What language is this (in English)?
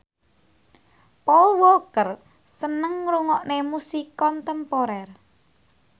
Javanese